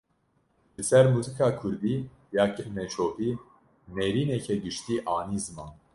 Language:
Kurdish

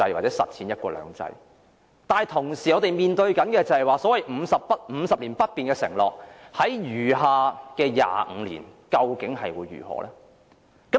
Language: Cantonese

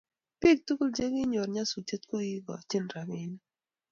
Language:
Kalenjin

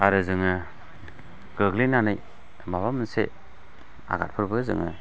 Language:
Bodo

